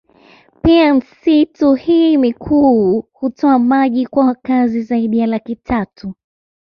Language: Swahili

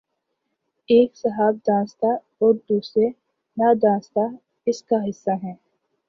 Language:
Urdu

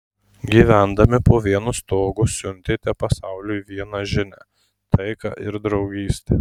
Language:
Lithuanian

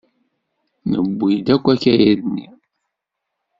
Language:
Kabyle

